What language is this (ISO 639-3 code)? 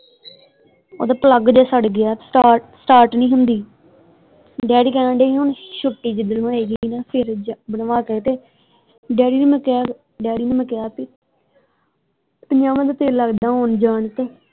pan